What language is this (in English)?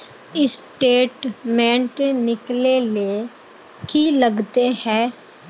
Magahi